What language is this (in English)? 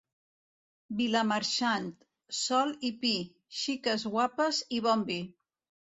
Catalan